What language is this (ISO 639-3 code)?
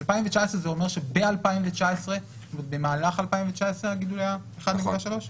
heb